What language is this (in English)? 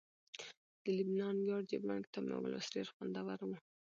Pashto